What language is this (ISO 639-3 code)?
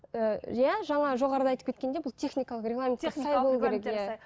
kaz